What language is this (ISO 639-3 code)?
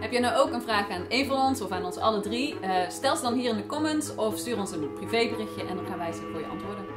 nld